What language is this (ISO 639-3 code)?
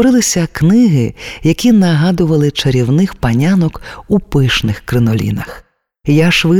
ukr